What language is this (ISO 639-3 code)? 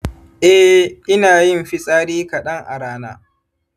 hau